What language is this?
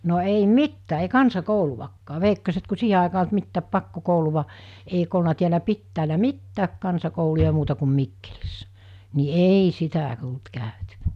Finnish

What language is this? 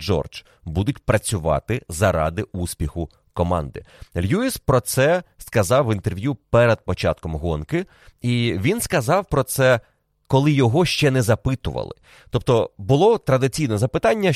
Ukrainian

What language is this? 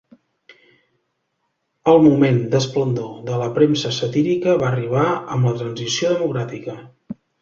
Catalan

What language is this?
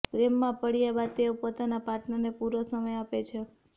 Gujarati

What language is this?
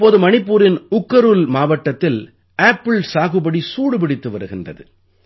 Tamil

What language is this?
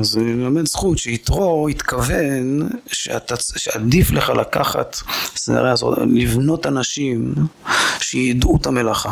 Hebrew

